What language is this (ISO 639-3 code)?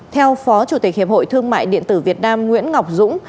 vie